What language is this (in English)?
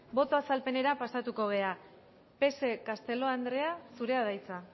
Basque